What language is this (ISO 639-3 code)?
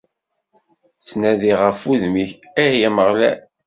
kab